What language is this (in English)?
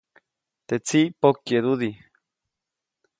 Copainalá Zoque